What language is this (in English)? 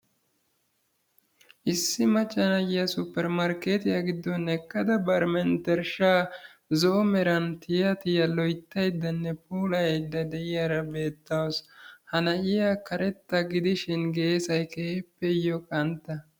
Wolaytta